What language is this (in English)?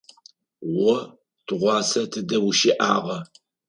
Adyghe